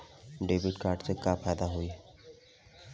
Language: Bhojpuri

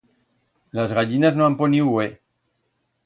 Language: Aragonese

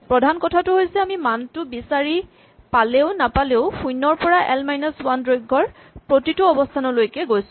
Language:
Assamese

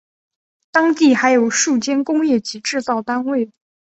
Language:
Chinese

